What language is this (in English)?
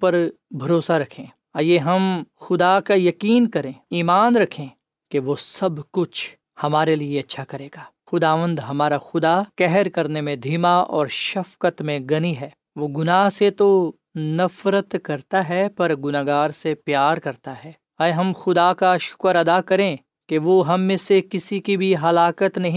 Urdu